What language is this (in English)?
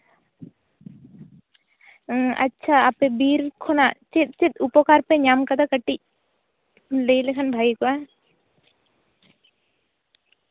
Santali